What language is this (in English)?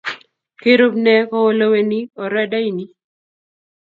Kalenjin